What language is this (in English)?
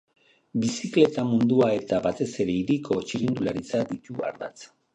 Basque